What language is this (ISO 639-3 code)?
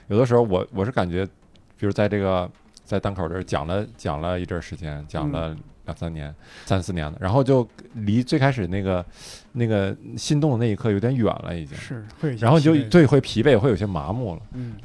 zho